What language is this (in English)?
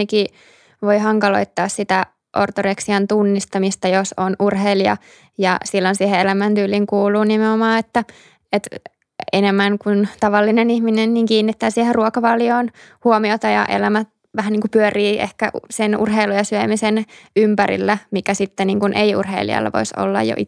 Finnish